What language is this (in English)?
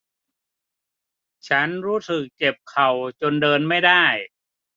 Thai